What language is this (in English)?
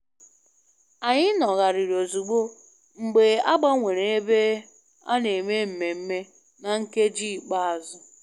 Igbo